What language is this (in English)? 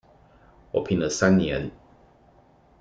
Chinese